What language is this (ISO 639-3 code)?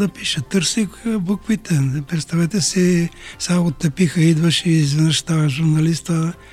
bul